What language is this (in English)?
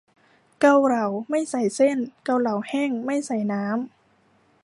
Thai